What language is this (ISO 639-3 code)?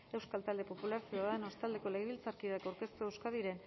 eus